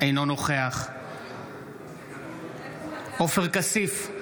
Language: Hebrew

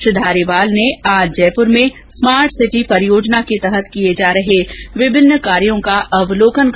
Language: Hindi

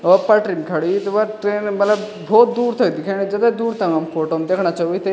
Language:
Garhwali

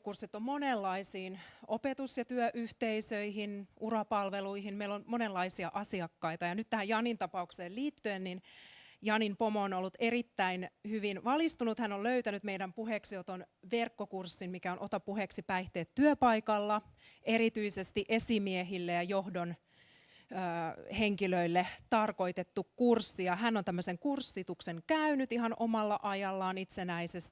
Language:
Finnish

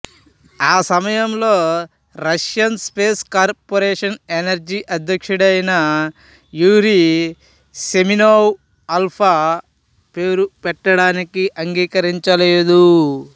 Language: Telugu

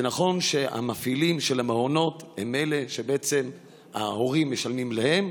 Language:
Hebrew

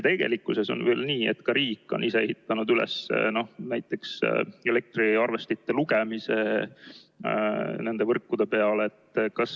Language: Estonian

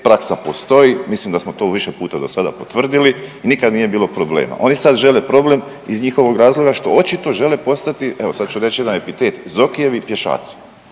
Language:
Croatian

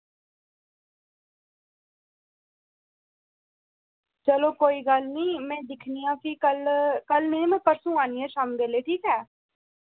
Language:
Dogri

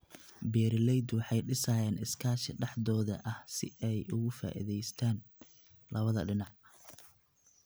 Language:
Somali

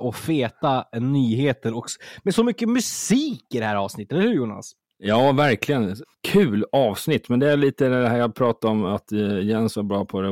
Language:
Swedish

